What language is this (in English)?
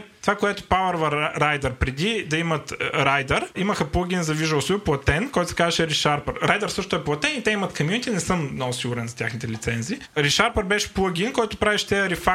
Bulgarian